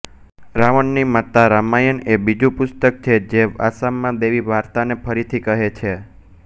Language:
Gujarati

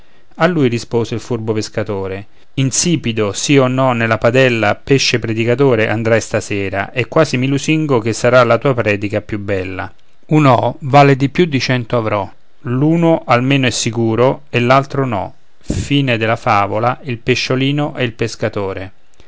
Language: Italian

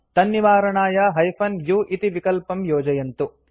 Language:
Sanskrit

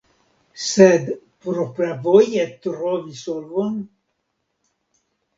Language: Esperanto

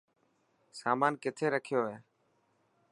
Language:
Dhatki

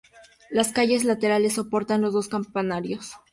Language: Spanish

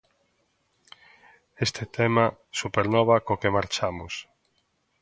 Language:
Galician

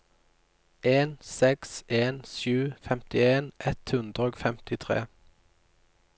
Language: Norwegian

